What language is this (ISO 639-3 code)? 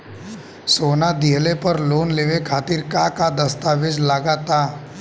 bho